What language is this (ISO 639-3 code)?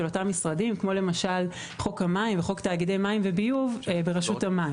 heb